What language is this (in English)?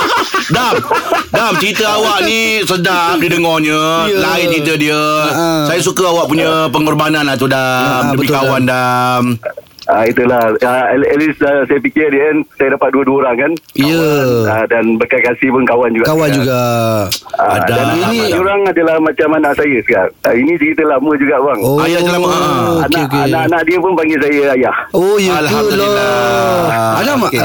Malay